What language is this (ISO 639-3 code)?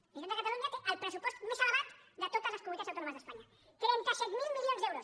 cat